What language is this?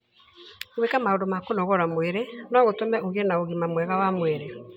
Kikuyu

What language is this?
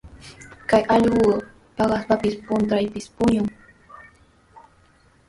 Sihuas Ancash Quechua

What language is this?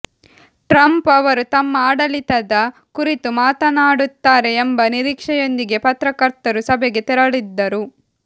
Kannada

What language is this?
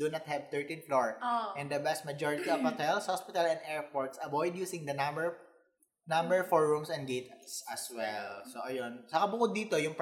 Filipino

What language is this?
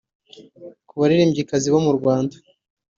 Kinyarwanda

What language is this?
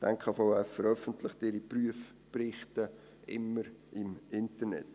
Swiss German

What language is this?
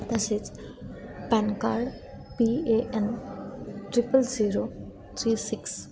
Marathi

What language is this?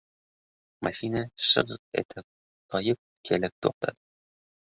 Uzbek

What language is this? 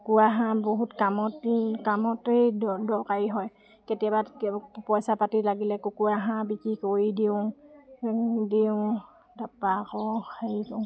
Assamese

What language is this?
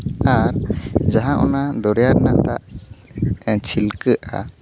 Santali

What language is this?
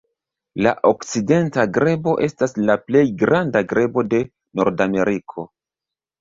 Esperanto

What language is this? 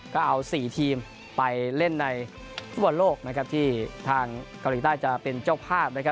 Thai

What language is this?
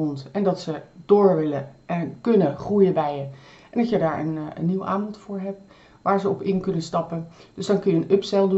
Dutch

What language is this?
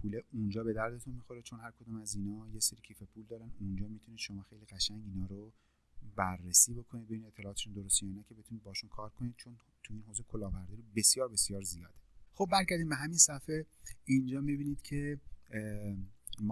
Persian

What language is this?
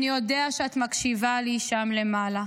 Hebrew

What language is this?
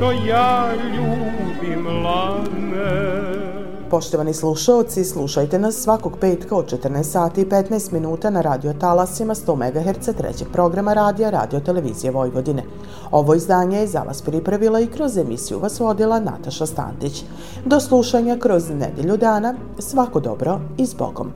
Croatian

